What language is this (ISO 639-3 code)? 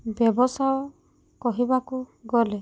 ori